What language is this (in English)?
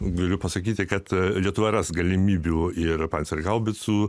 Lithuanian